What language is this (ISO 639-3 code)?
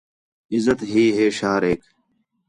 xhe